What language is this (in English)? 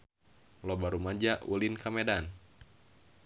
Sundanese